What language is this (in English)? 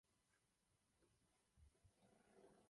Czech